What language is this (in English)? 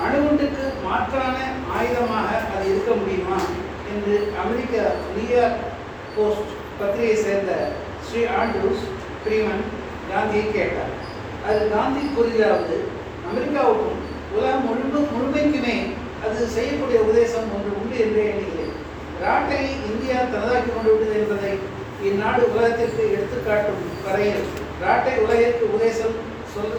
Tamil